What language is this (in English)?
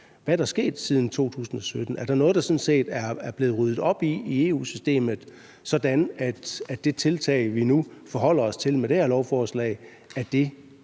Danish